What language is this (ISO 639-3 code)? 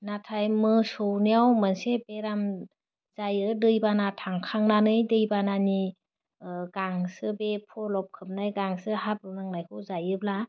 brx